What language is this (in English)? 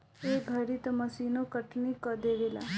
Bhojpuri